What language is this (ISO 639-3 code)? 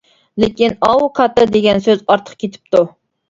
uig